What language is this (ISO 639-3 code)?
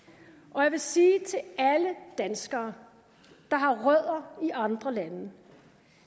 dan